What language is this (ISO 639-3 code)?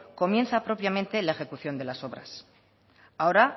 spa